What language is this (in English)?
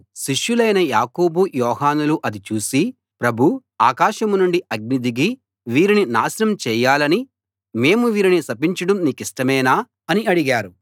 Telugu